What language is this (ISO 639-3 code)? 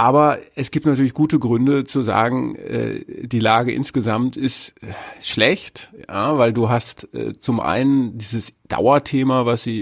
deu